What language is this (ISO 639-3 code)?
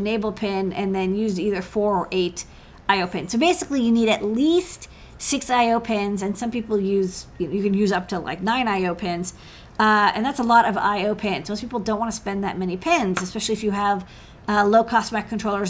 eng